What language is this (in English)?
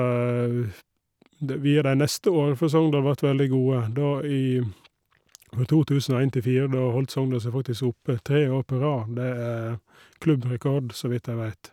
Norwegian